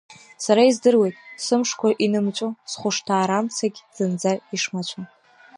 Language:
Abkhazian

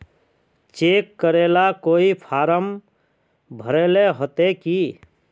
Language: Magahi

